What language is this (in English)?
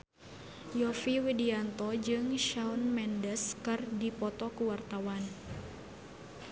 Sundanese